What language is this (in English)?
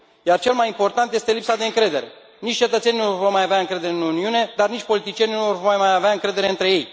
Romanian